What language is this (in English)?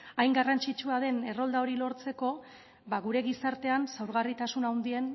Basque